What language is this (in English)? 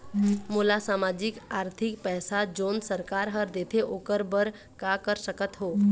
Chhattisgarhi